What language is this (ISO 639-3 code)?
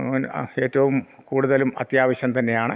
mal